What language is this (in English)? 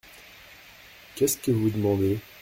French